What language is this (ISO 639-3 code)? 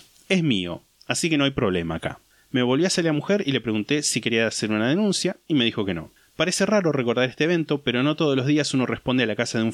spa